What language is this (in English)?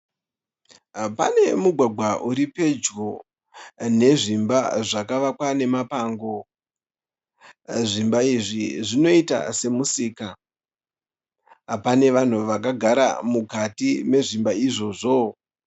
Shona